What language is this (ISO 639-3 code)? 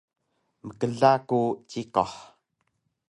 trv